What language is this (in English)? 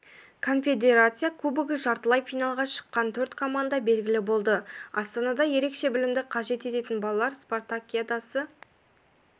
Kazakh